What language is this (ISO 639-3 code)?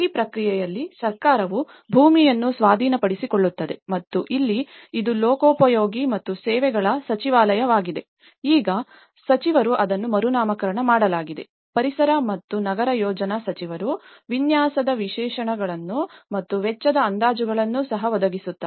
kan